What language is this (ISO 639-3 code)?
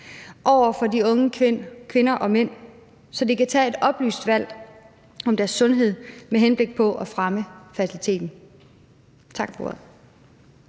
dan